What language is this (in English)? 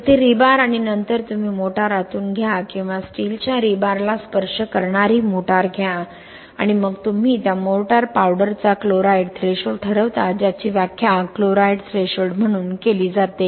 Marathi